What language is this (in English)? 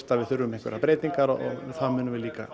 Icelandic